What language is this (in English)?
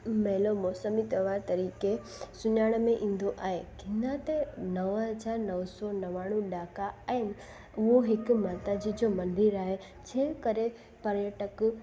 Sindhi